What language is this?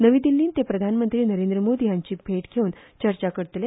Konkani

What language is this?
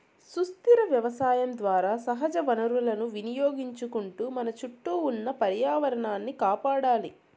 Telugu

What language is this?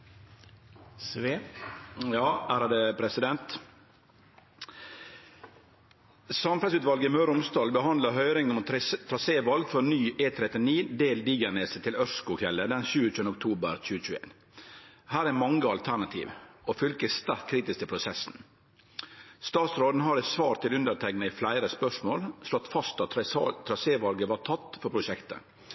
Norwegian Nynorsk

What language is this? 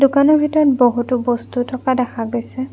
Assamese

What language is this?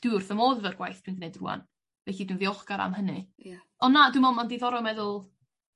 Welsh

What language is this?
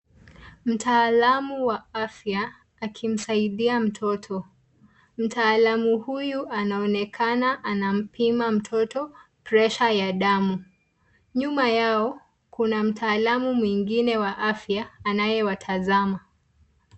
Swahili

